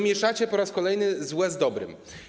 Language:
Polish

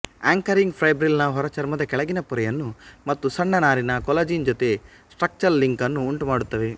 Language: Kannada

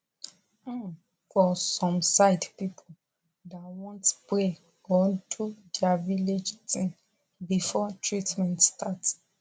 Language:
Nigerian Pidgin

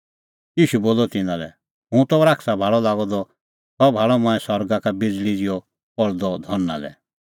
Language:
Kullu Pahari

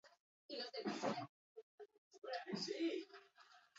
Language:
Basque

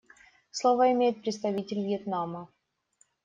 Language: Russian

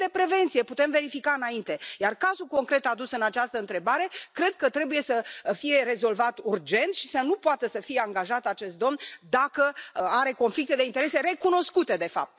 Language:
Romanian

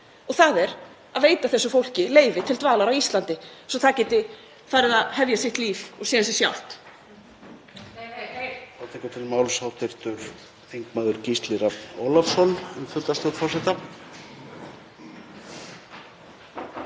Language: Icelandic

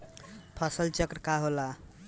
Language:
Bhojpuri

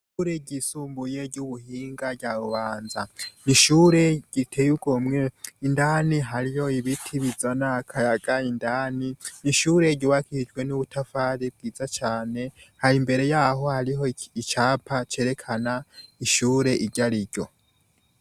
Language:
Rundi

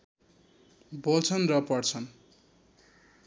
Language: Nepali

